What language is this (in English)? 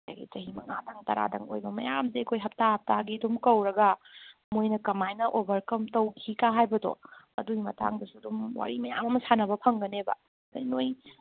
Manipuri